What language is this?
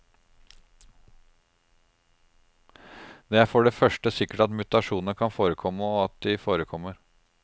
Norwegian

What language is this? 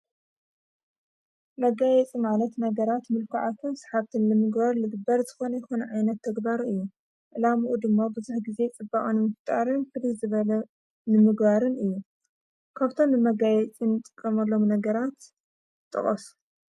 Tigrinya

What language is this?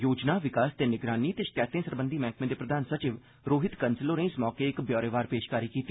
Dogri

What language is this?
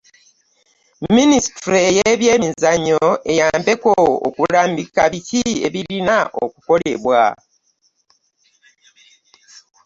Ganda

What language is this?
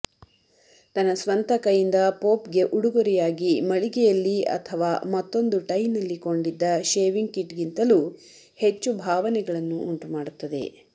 Kannada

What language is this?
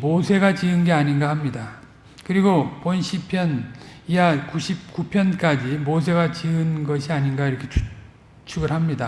Korean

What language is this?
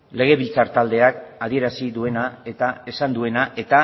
Basque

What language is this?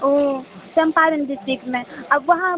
Maithili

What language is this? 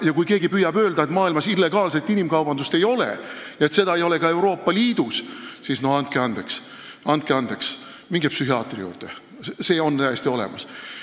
Estonian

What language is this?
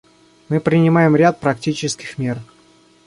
Russian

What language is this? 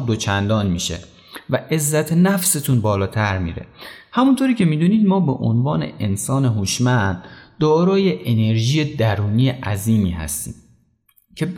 Persian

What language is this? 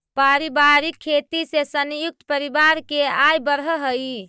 Magahi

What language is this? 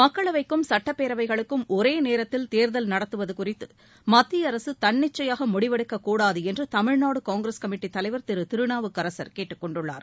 Tamil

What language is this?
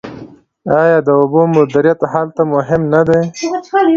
Pashto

